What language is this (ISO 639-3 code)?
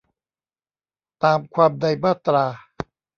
tha